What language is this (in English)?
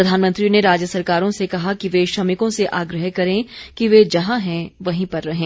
Hindi